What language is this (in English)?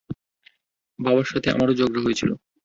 Bangla